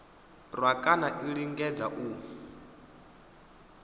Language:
Venda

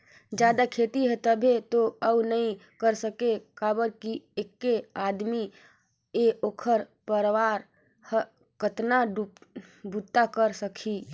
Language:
Chhattisgarhi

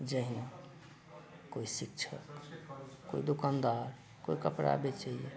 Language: Maithili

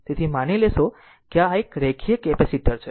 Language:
Gujarati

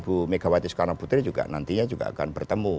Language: Indonesian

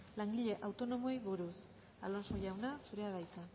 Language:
Basque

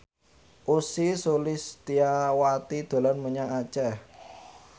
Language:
Javanese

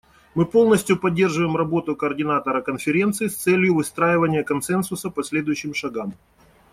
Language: Russian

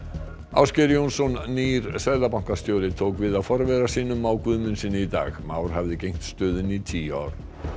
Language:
Icelandic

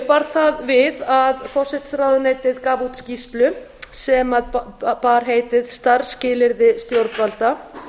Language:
Icelandic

